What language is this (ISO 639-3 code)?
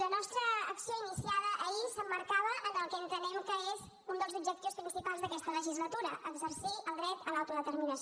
cat